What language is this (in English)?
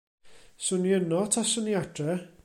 Welsh